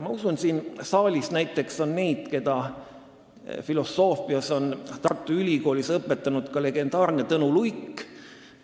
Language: Estonian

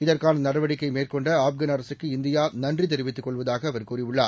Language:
Tamil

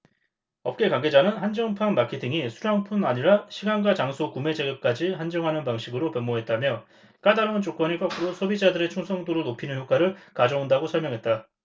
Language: Korean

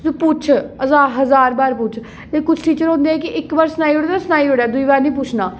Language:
Dogri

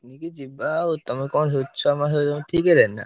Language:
Odia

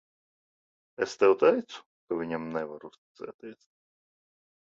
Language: Latvian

